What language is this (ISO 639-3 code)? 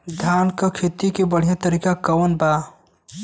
bho